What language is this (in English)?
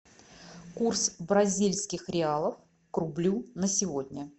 Russian